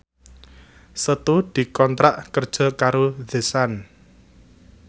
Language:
Javanese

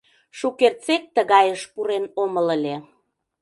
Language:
Mari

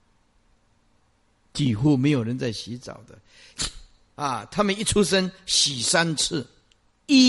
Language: Chinese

